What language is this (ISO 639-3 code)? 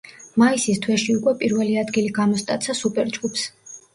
kat